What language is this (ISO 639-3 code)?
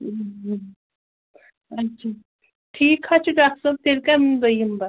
kas